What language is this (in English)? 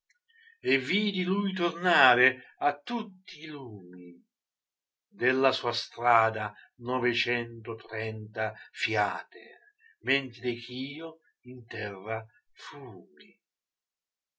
Italian